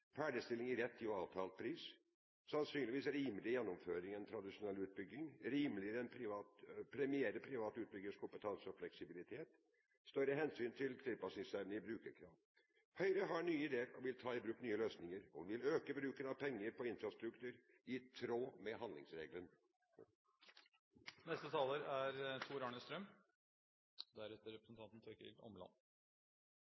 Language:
Norwegian Bokmål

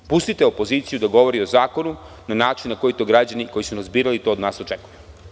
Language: Serbian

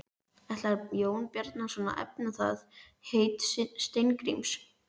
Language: Icelandic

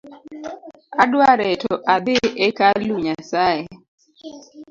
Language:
Luo (Kenya and Tanzania)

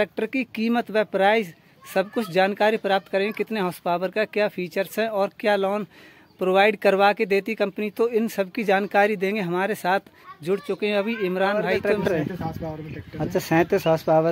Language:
Hindi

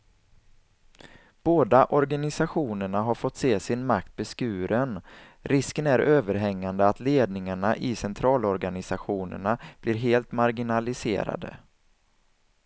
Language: Swedish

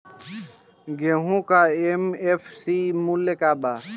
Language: Bhojpuri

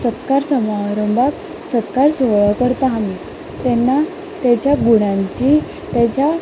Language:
Konkani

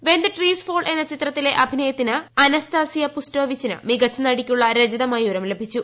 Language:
Malayalam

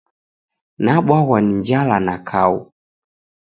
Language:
Taita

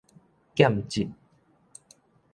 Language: Min Nan Chinese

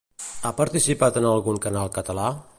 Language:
Catalan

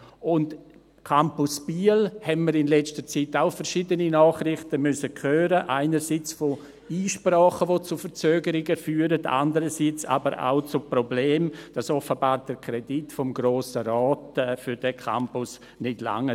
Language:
Swiss German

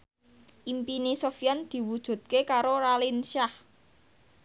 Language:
Javanese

